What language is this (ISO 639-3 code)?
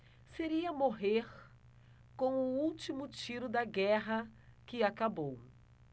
por